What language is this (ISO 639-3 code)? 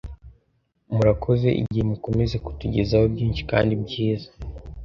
kin